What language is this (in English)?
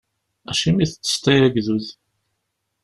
Kabyle